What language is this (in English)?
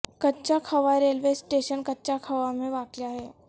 Urdu